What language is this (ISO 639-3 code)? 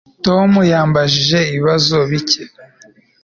kin